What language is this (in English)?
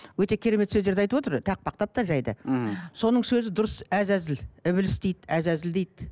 Kazakh